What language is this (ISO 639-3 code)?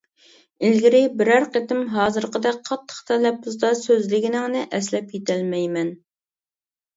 uig